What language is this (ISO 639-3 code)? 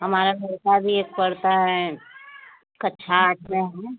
hin